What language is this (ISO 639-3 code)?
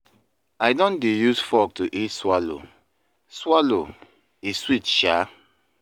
pcm